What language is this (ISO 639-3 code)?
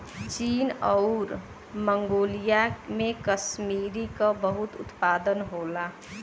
bho